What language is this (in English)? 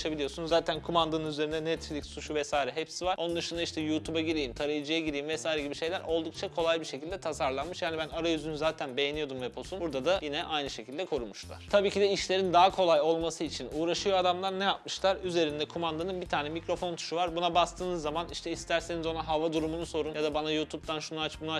Turkish